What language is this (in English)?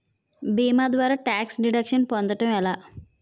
Telugu